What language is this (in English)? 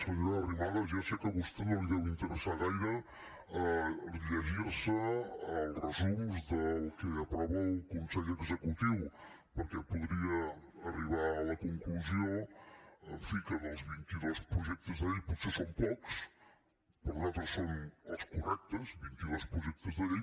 Catalan